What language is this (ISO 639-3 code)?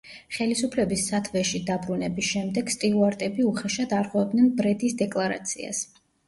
kat